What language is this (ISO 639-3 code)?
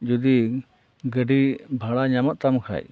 sat